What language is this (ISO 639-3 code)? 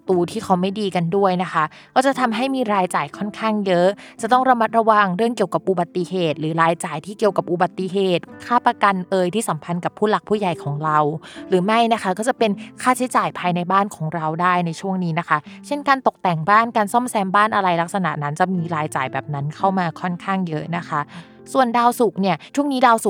tha